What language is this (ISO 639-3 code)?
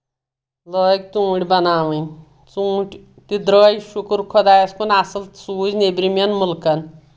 kas